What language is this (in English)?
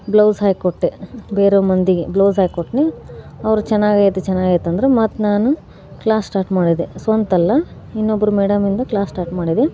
Kannada